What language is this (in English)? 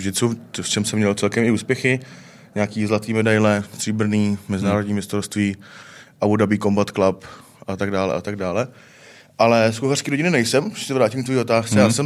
Czech